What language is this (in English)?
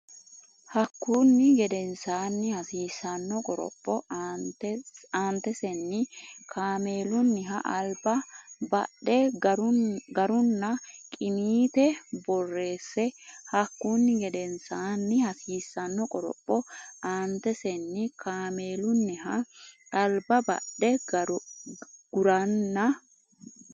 Sidamo